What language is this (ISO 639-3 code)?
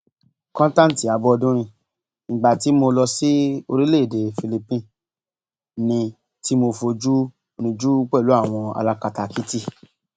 yor